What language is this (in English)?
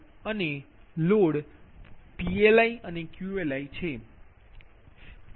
Gujarati